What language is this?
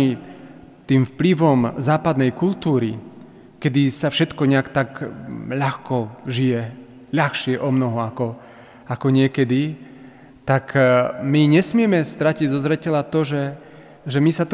Slovak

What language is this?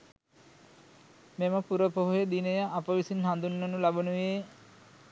Sinhala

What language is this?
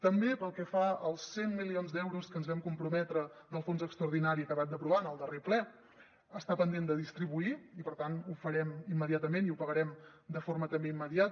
Catalan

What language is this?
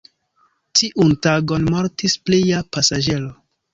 Esperanto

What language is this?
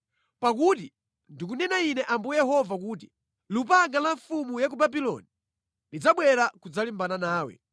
Nyanja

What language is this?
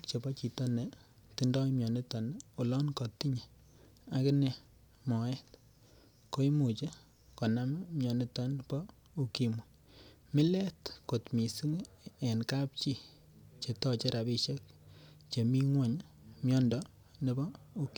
Kalenjin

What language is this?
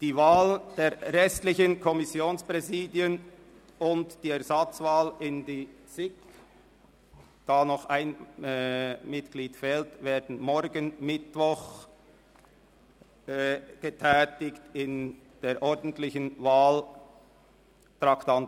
Swiss German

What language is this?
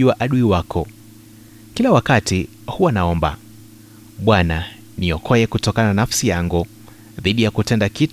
Swahili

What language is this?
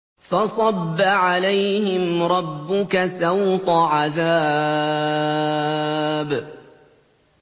Arabic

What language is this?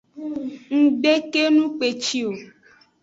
Aja (Benin)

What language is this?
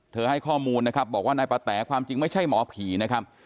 Thai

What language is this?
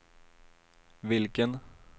Swedish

